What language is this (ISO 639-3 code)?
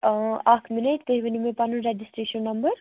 kas